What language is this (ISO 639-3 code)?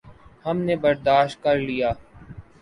urd